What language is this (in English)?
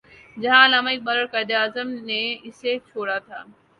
Urdu